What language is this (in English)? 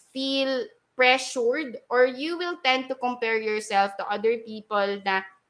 Filipino